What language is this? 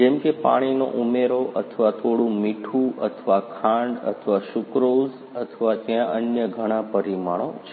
Gujarati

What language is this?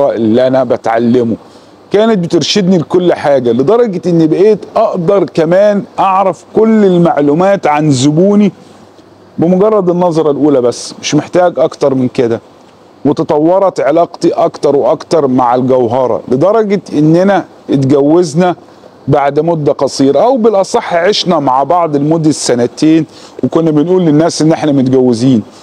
Arabic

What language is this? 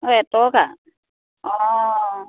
Assamese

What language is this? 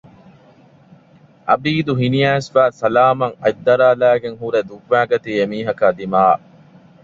Divehi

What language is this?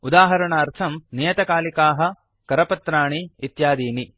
Sanskrit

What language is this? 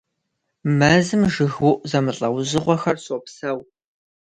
Kabardian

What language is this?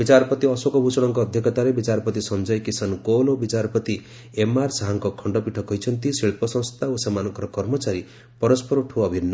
Odia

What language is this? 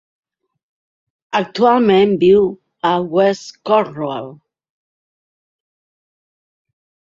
Catalan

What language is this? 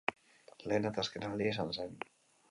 Basque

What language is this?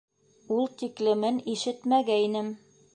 Bashkir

